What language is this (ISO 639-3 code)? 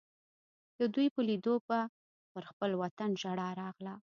pus